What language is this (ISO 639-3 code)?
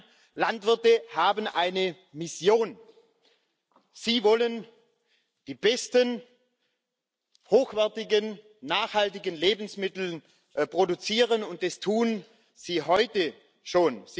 deu